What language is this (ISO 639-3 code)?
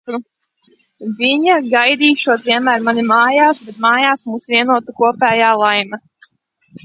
lav